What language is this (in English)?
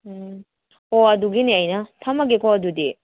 Manipuri